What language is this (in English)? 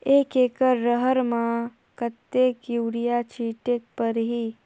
Chhattisgarhi